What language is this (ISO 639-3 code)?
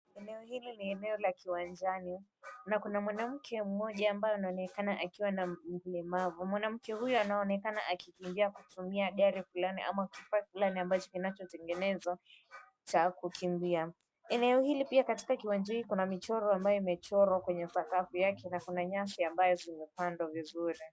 swa